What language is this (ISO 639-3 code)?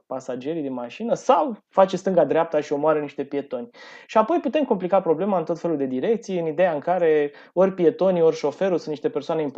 ron